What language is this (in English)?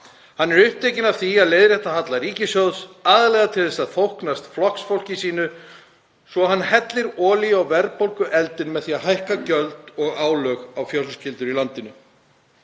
Icelandic